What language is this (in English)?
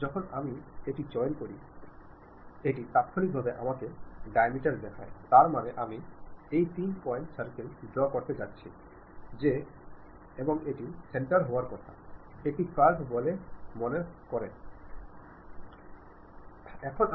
Bangla